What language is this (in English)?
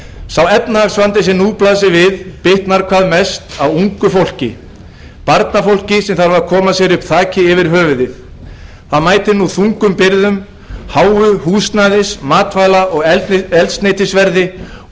Icelandic